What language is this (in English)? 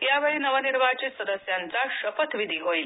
Marathi